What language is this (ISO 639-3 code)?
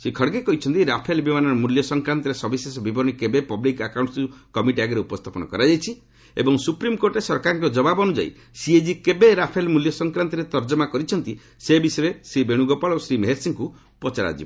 ori